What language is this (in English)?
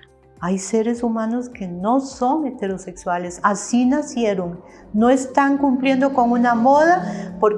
Spanish